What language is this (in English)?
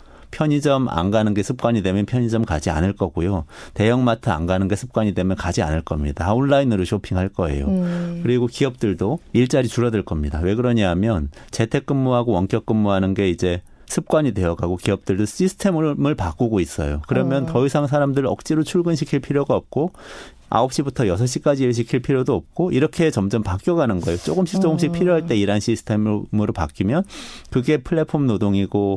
Korean